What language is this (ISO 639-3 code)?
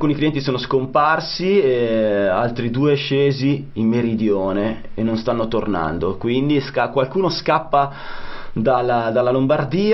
ita